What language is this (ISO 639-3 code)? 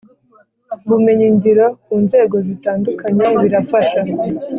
kin